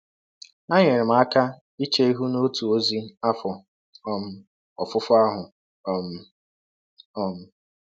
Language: Igbo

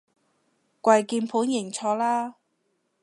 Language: Cantonese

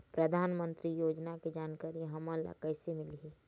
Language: Chhattisgarhi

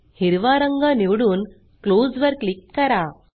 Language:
Marathi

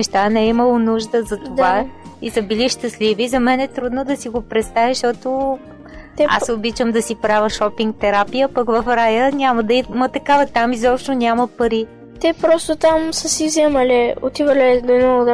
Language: Bulgarian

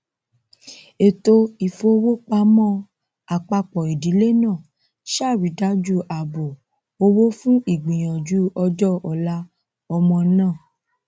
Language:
Yoruba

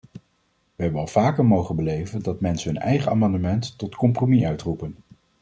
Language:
Dutch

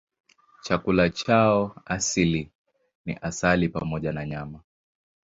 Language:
Swahili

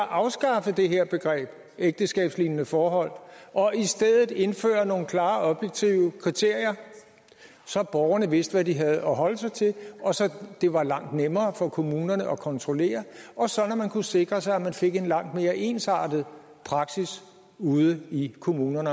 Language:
Danish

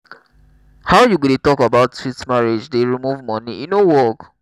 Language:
Nigerian Pidgin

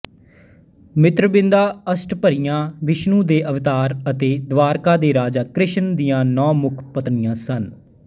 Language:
Punjabi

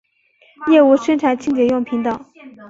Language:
Chinese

